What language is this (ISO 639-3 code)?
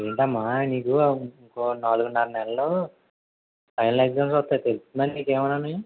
tel